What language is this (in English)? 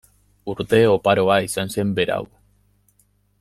Basque